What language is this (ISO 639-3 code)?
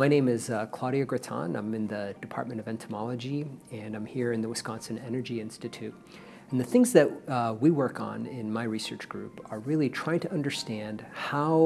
eng